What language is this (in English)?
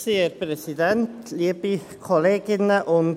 Swiss German